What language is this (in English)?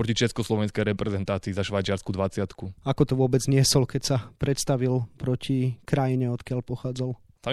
Slovak